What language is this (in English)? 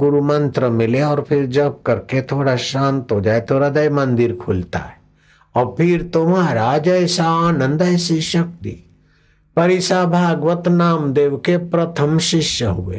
Hindi